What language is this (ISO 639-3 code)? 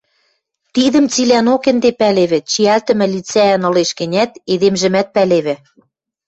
mrj